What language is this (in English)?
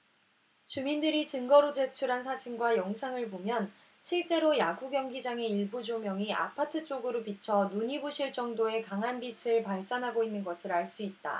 Korean